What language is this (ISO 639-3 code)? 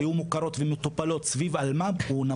heb